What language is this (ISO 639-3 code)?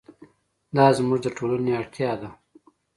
pus